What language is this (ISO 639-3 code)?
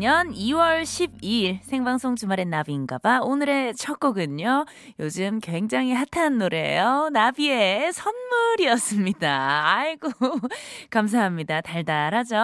kor